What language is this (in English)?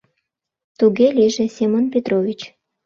Mari